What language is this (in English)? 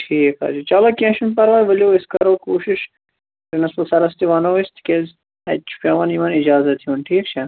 Kashmiri